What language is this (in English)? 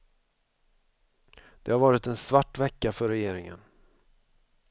Swedish